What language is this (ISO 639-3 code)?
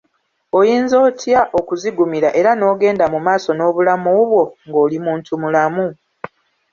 lug